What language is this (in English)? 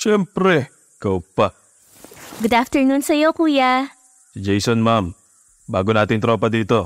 Filipino